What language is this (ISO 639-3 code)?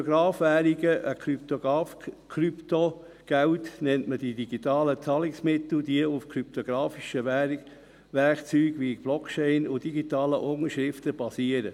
gsw